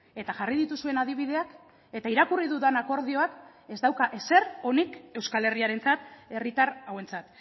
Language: Basque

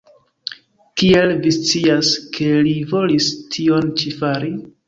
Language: Esperanto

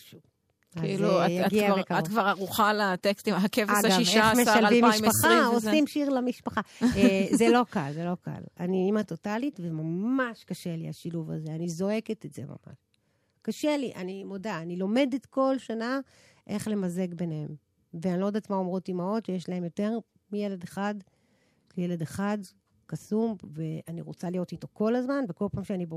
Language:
Hebrew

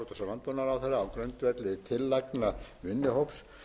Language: Icelandic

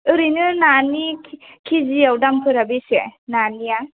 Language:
Bodo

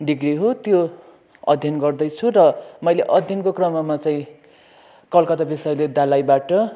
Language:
Nepali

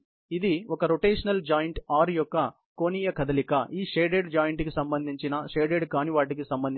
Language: Telugu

